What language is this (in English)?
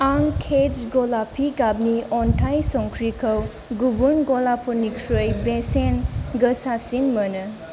Bodo